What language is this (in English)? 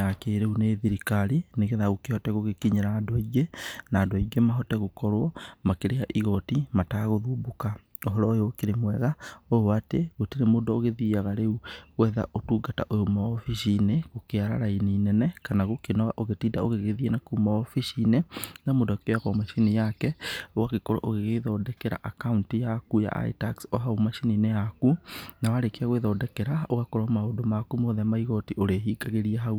Kikuyu